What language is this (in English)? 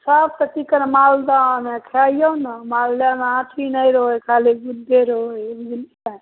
Maithili